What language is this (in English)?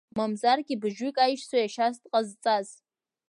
Abkhazian